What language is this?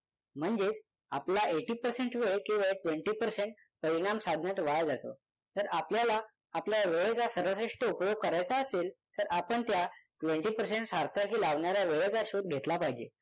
Marathi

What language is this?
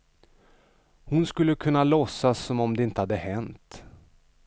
Swedish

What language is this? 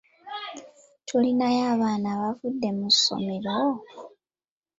Ganda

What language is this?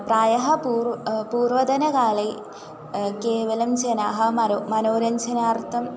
Sanskrit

